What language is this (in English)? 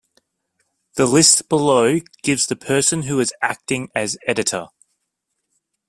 English